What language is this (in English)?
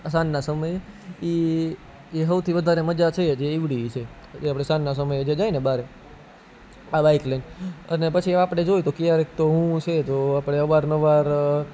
Gujarati